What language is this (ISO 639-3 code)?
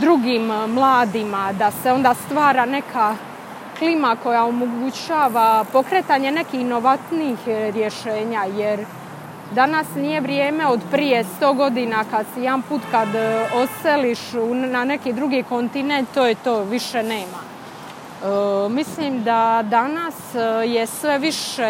hrv